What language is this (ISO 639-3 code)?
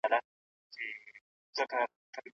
pus